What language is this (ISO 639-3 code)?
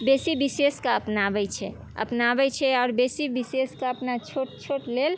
mai